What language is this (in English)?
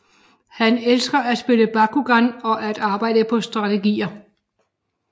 Danish